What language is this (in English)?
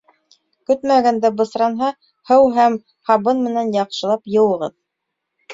Bashkir